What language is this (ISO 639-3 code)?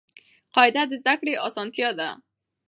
pus